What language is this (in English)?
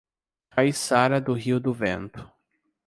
Portuguese